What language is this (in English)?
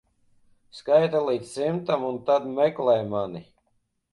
Latvian